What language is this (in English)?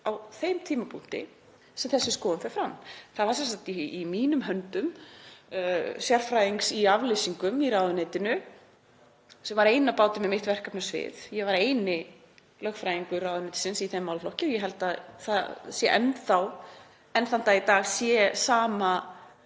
Icelandic